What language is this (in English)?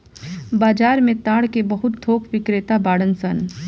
Bhojpuri